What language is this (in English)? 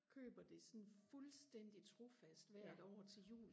Danish